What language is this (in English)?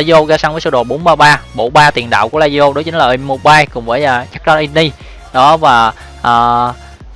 Vietnamese